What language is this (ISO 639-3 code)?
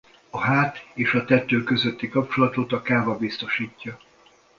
hun